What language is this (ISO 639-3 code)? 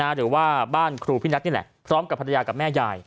tha